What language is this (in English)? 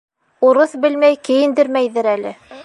Bashkir